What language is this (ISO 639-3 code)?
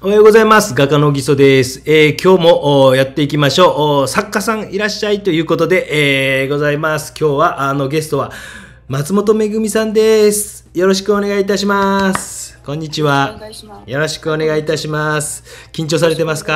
jpn